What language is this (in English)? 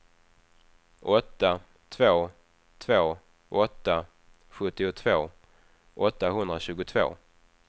Swedish